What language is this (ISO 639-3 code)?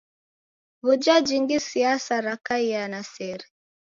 dav